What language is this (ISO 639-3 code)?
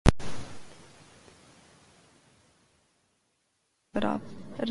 urd